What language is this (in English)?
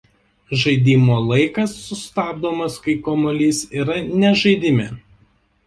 Lithuanian